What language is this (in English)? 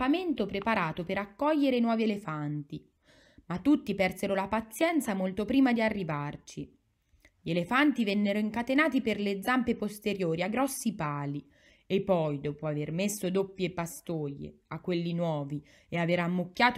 Italian